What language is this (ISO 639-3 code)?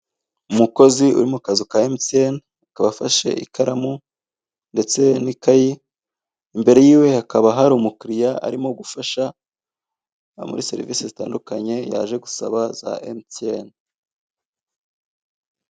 kin